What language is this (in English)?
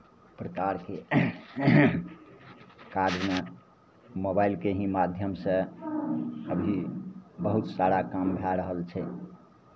Maithili